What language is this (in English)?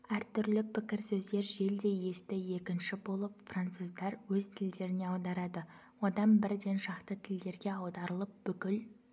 Kazakh